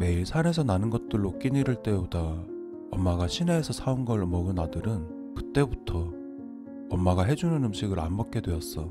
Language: Korean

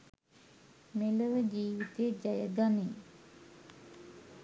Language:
Sinhala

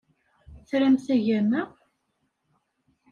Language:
Kabyle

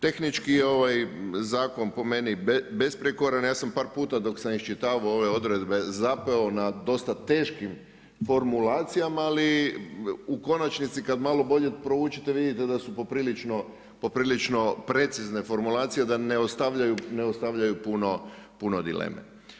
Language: Croatian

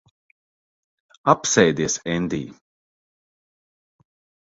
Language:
Latvian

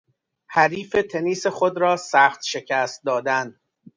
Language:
Persian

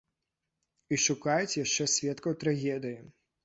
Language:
Belarusian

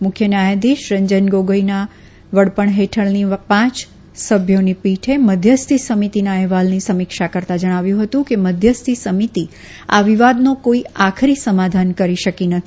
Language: Gujarati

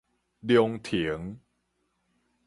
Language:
Min Nan Chinese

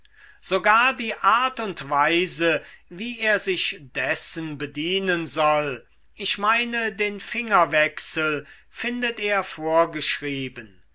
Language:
German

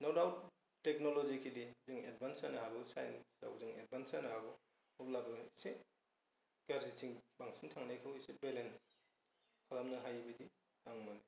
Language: Bodo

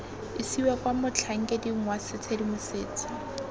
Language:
Tswana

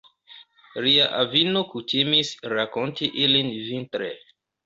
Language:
Esperanto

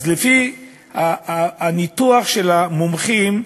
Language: Hebrew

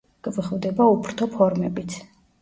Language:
Georgian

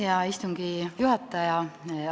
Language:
Estonian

